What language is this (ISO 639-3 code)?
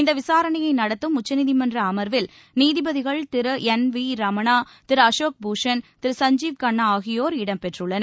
tam